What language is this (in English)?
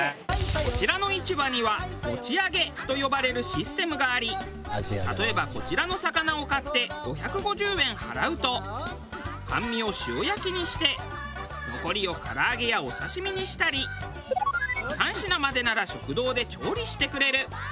Japanese